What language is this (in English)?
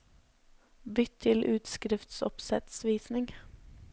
Norwegian